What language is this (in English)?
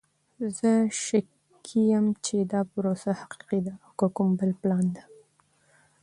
Pashto